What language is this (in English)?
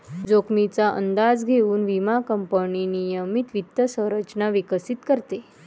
Marathi